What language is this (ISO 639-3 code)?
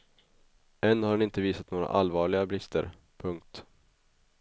swe